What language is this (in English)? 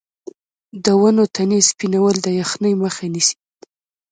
Pashto